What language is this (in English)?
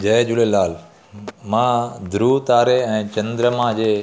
Sindhi